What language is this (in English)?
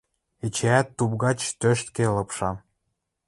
Western Mari